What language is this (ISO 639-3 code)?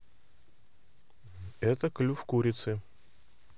rus